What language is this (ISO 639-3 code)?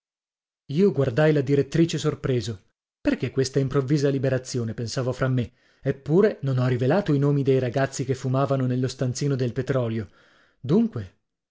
ita